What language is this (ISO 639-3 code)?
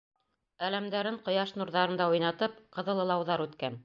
bak